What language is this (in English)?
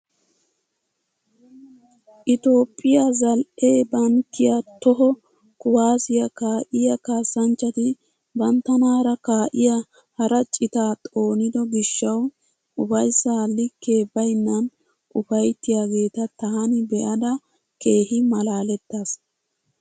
Wolaytta